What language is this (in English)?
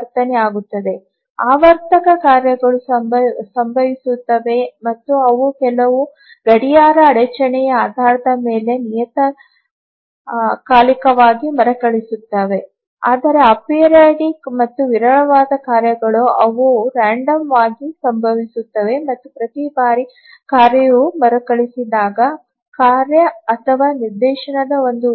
Kannada